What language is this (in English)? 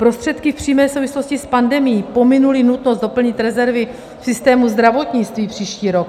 Czech